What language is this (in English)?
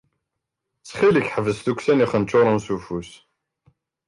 Kabyle